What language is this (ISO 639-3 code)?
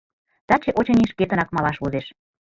chm